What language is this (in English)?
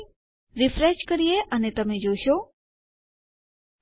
Gujarati